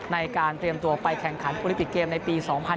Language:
Thai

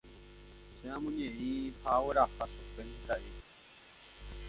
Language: Guarani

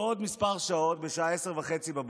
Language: Hebrew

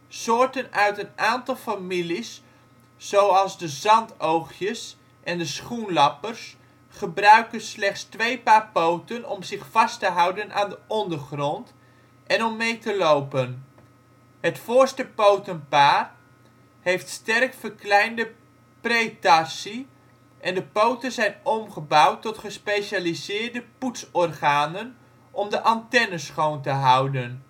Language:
Dutch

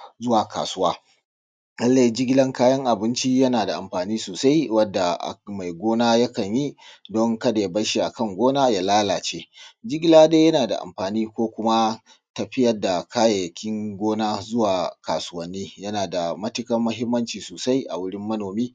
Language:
Hausa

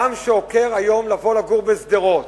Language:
Hebrew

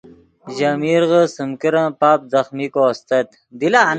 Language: Yidgha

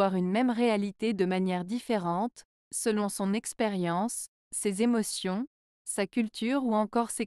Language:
French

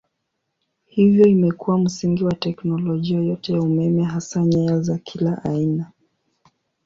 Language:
Swahili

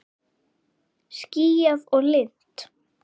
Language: Icelandic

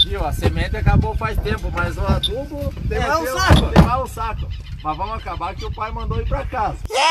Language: Portuguese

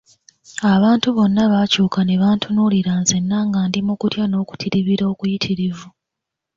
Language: Ganda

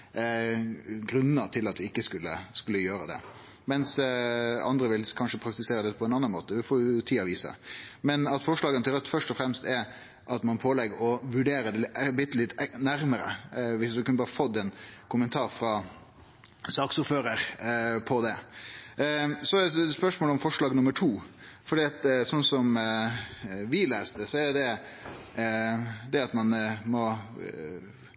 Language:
Norwegian Nynorsk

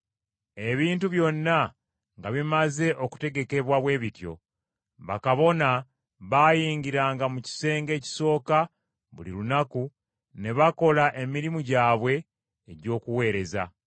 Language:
Ganda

